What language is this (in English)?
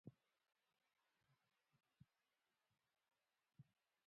Pashto